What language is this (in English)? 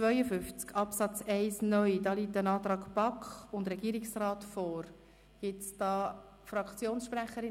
Swiss German